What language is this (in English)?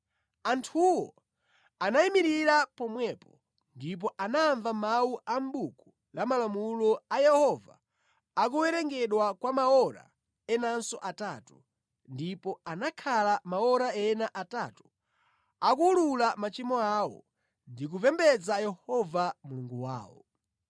Nyanja